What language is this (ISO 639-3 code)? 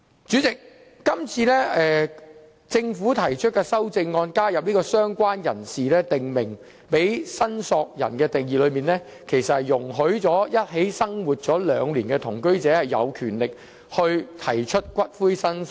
yue